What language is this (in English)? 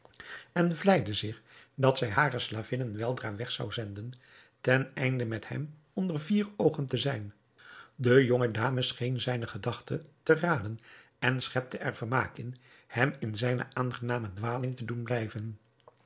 Dutch